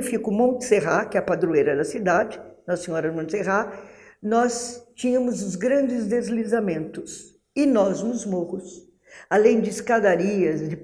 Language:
Portuguese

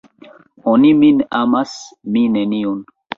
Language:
Esperanto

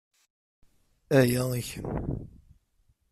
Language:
Kabyle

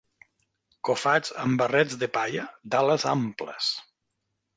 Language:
Catalan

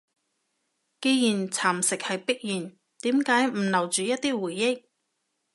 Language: Cantonese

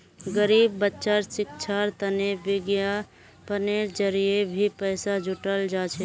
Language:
Magahi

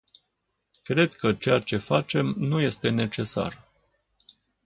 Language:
Romanian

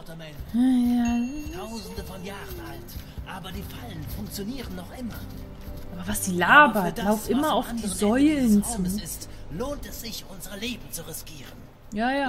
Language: German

